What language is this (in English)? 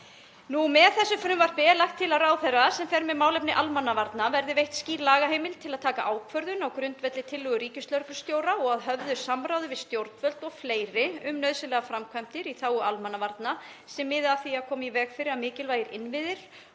Icelandic